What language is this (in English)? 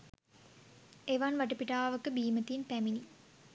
Sinhala